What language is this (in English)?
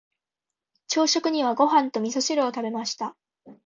Japanese